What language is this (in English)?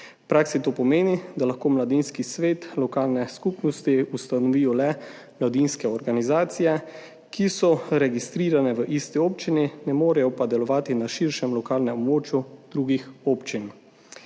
Slovenian